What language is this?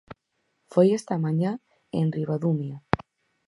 Galician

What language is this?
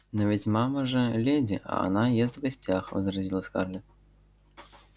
Russian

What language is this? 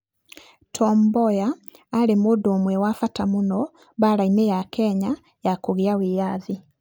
Kikuyu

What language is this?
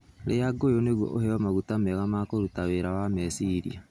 Kikuyu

